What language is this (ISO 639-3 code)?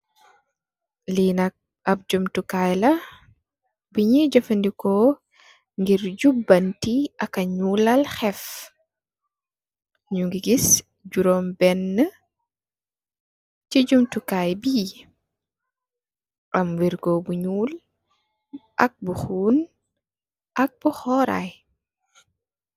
wol